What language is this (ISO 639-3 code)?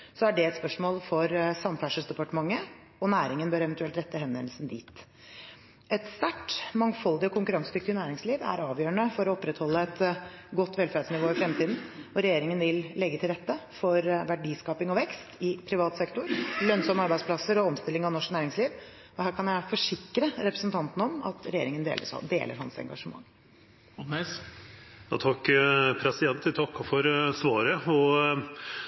nor